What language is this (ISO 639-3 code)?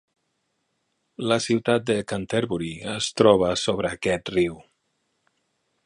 cat